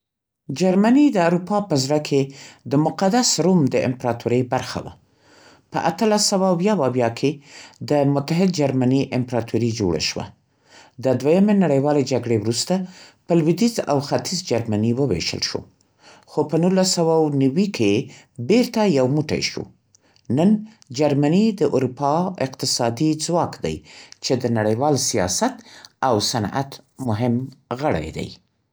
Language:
Central Pashto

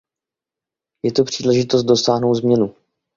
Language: Czech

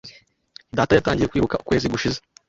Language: Kinyarwanda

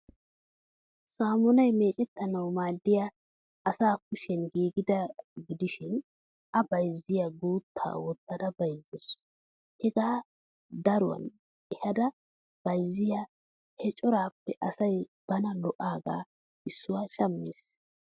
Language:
Wolaytta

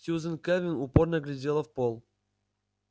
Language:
Russian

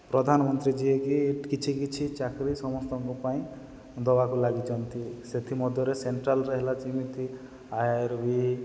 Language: Odia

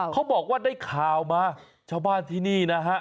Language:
Thai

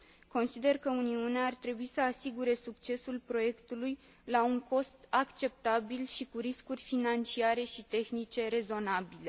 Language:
Romanian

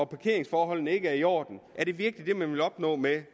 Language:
Danish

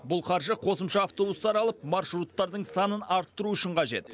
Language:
Kazakh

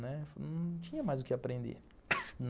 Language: Portuguese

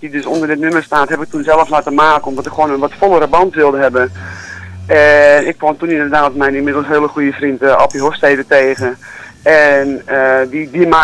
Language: Dutch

